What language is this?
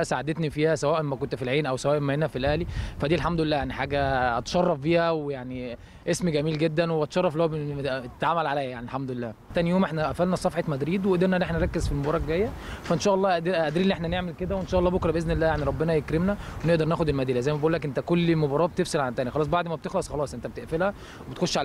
Arabic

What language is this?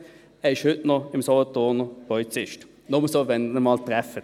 Swiss German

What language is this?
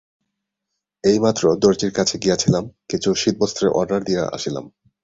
Bangla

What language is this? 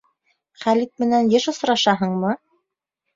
Bashkir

